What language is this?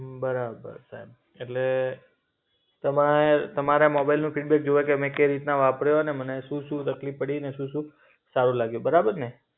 Gujarati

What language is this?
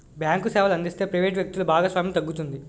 Telugu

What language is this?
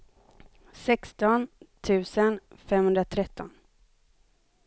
Swedish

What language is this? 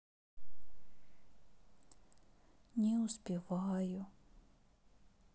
Russian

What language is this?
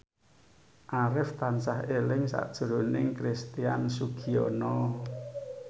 Javanese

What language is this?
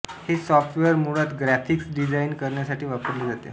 Marathi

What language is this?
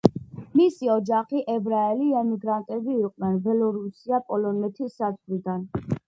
Georgian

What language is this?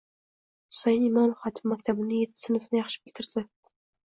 Uzbek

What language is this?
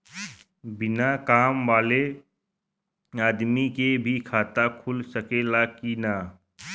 Bhojpuri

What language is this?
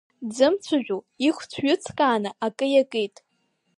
Abkhazian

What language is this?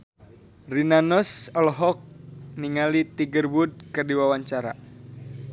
Sundanese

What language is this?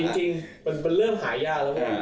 Thai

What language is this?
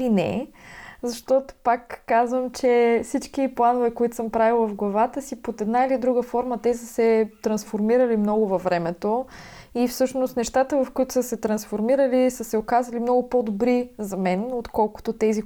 Bulgarian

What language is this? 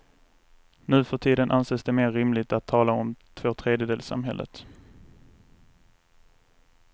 Swedish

